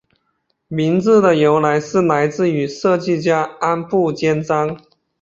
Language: Chinese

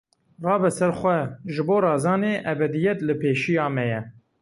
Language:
Kurdish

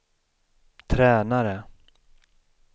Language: Swedish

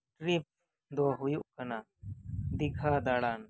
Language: Santali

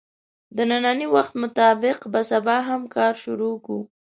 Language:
Pashto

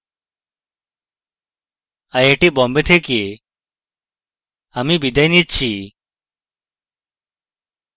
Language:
Bangla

